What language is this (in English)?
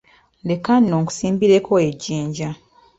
Ganda